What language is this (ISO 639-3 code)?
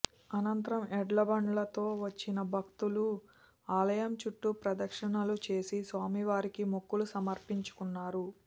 tel